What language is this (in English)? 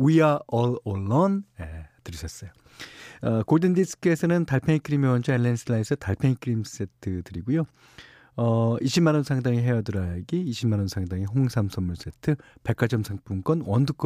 Korean